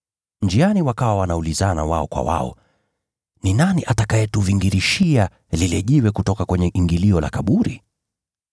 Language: Swahili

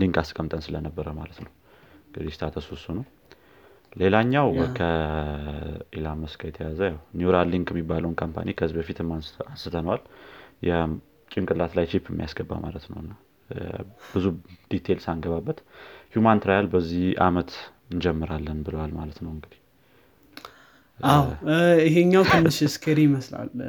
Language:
Amharic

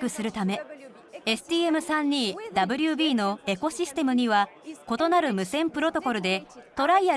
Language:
Japanese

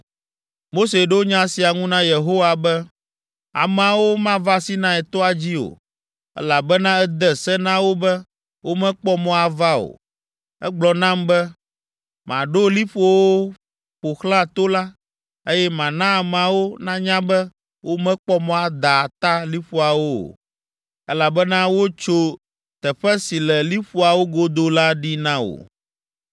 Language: Ewe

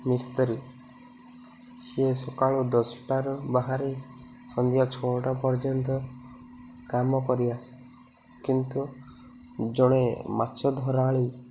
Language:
Odia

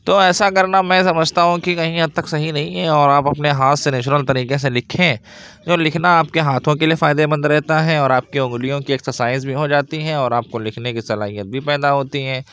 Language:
Urdu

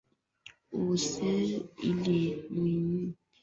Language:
Swahili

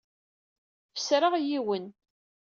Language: Kabyle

